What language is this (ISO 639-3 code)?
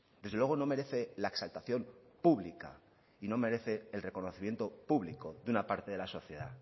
spa